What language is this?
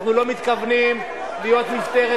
Hebrew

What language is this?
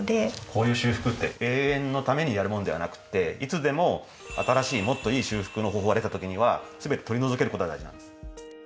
Japanese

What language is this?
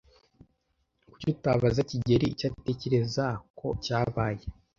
Kinyarwanda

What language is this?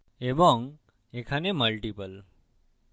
Bangla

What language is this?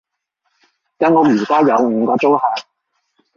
Cantonese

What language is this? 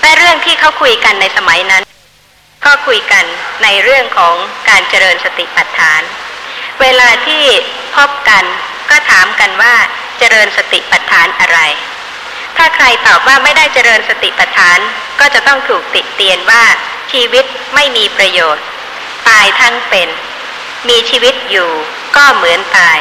Thai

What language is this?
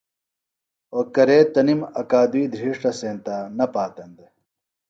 Phalura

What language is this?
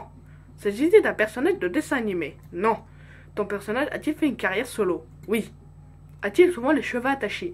French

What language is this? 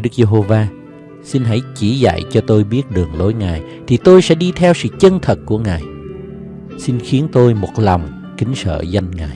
Vietnamese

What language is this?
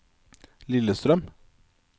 Norwegian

